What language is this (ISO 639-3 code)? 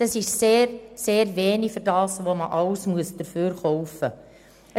gsw